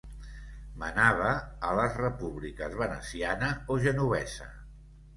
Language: Catalan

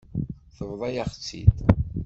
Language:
Kabyle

